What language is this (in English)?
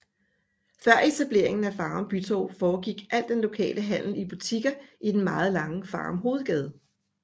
Danish